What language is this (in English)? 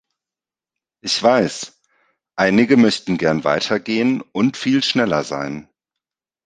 German